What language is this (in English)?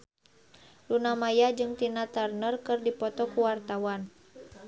Sundanese